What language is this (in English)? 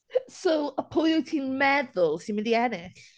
Welsh